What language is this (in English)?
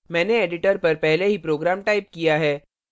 Hindi